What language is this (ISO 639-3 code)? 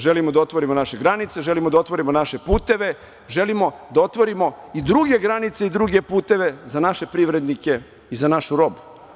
srp